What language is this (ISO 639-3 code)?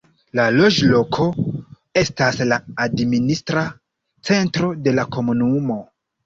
epo